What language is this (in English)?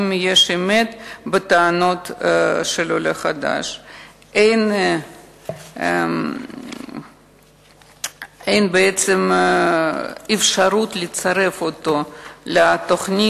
Hebrew